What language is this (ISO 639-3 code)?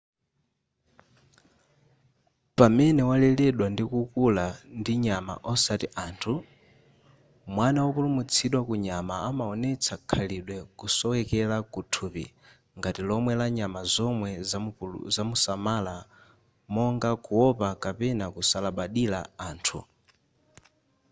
nya